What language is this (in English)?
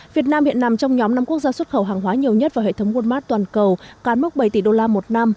Vietnamese